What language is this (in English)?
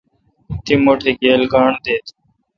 Kalkoti